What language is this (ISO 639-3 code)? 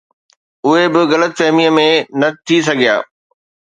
snd